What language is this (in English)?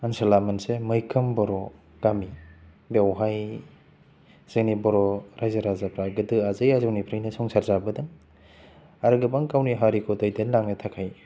Bodo